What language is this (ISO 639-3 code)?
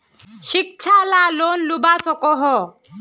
mag